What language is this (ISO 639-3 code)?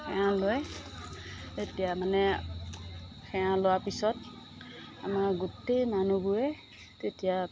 asm